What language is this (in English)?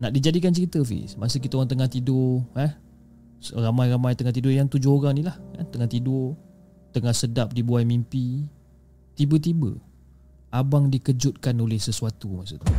Malay